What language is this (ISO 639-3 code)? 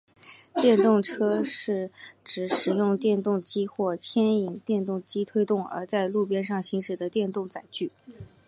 zho